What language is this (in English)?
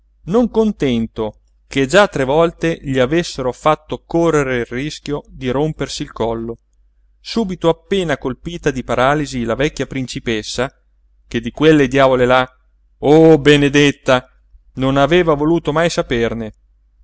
Italian